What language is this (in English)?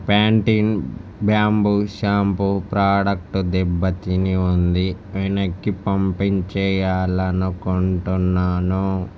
Telugu